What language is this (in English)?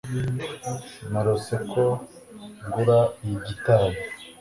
Kinyarwanda